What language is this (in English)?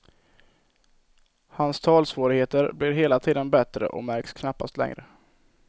Swedish